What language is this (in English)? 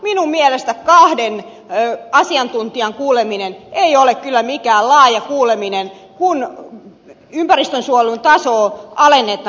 Finnish